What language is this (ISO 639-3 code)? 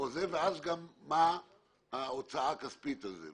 heb